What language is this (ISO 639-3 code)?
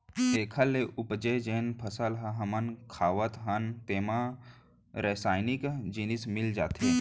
hne